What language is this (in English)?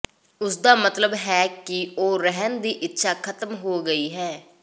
Punjabi